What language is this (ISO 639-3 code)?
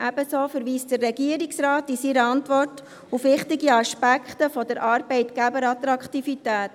gsw